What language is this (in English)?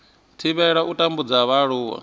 Venda